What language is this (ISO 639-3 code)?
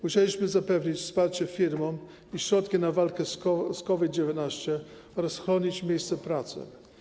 pol